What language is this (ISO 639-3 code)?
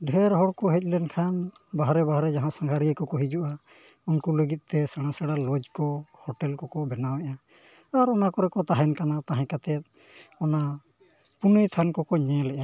sat